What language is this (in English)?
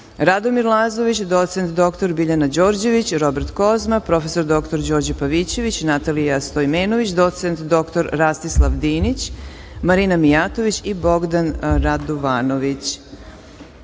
Serbian